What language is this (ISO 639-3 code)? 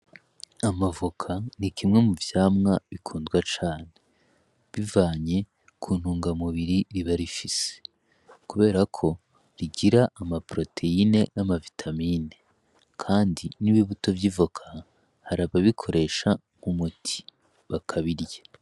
run